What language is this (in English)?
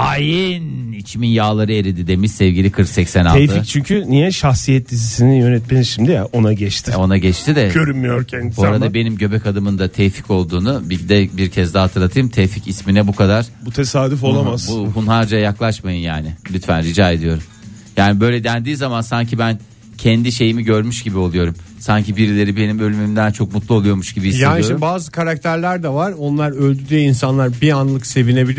Turkish